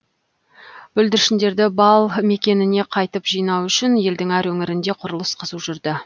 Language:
Kazakh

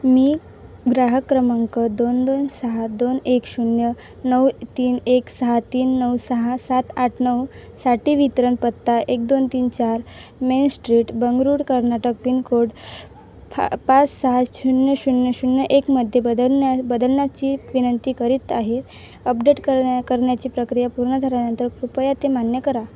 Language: Marathi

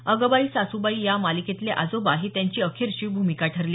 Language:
Marathi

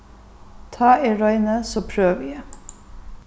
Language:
Faroese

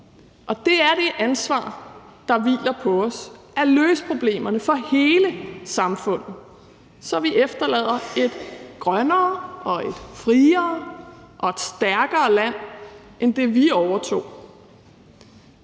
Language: Danish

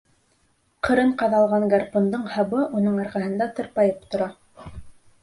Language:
Bashkir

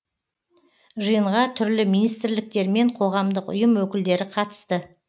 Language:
Kazakh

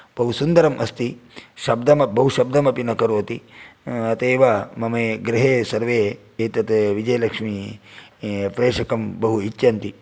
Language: Sanskrit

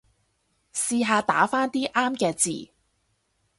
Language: Cantonese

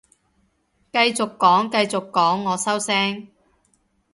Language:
Cantonese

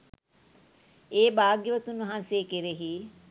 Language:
Sinhala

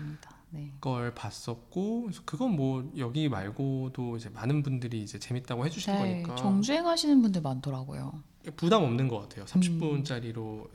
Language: Korean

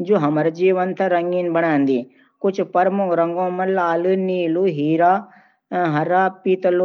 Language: Garhwali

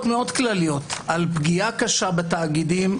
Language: Hebrew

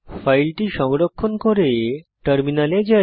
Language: Bangla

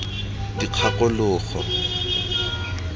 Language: Tswana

